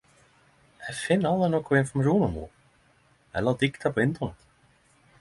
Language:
Norwegian Nynorsk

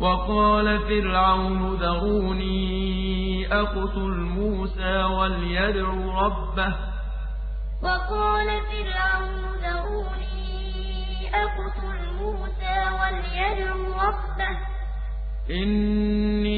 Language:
Arabic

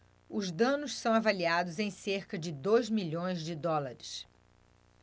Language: Portuguese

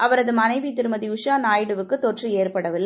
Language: Tamil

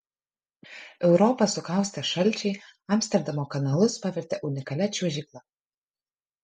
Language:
Lithuanian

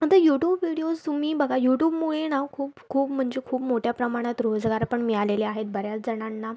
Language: Marathi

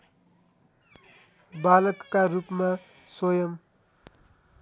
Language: Nepali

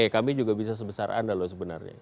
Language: Indonesian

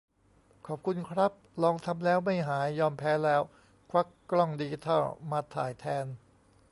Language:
Thai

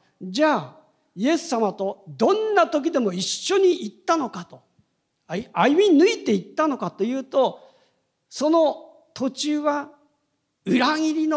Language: Japanese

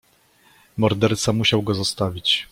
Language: Polish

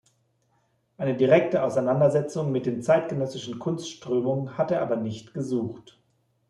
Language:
German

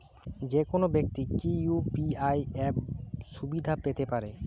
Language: Bangla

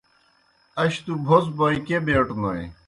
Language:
Kohistani Shina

